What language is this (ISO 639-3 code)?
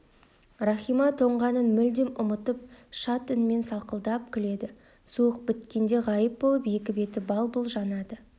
kaz